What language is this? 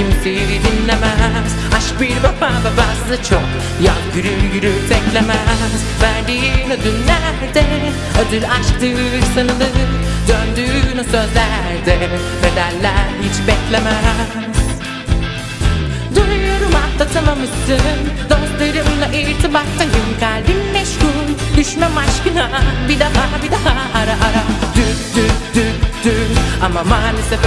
Turkish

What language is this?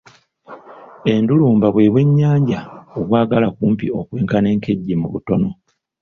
Ganda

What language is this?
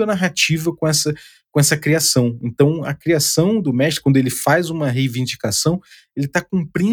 Portuguese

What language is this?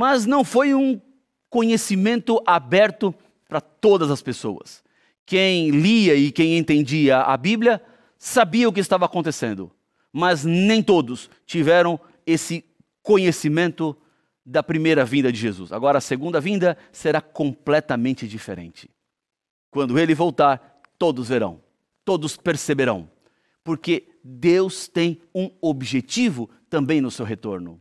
Portuguese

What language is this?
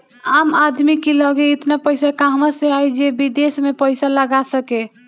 Bhojpuri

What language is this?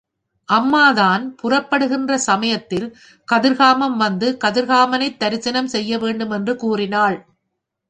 Tamil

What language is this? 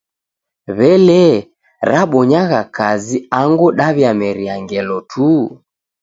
Taita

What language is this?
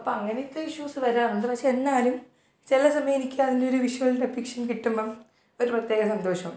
Malayalam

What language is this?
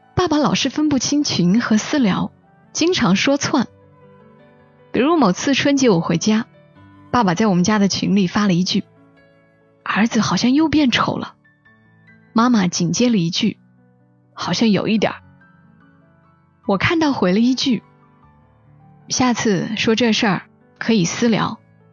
Chinese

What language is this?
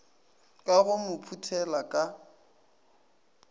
Northern Sotho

